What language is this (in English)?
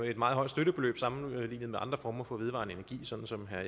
Danish